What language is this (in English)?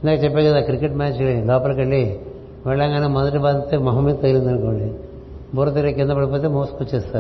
Telugu